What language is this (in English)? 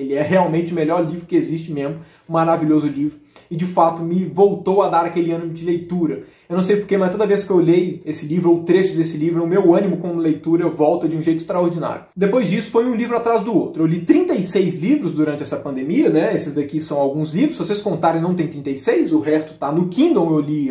Portuguese